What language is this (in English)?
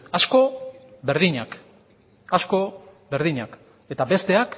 Basque